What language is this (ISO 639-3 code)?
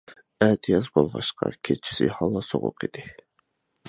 uig